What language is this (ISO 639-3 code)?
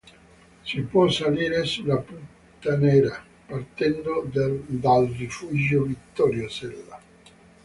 ita